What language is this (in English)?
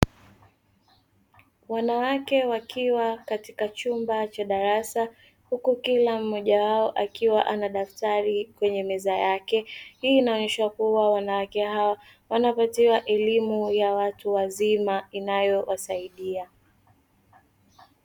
Swahili